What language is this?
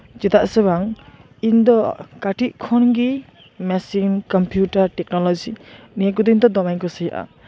Santali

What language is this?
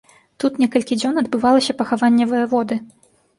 Belarusian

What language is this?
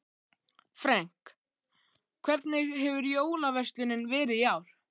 Icelandic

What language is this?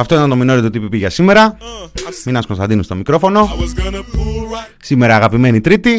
Greek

